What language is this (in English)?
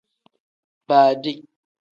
Tem